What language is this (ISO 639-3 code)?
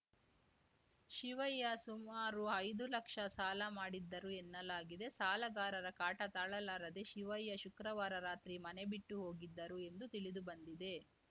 kan